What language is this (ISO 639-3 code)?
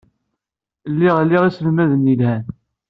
kab